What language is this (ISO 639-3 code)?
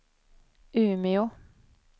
swe